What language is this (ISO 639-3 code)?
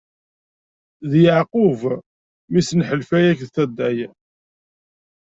kab